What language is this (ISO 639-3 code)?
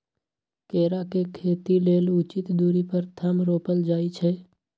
mag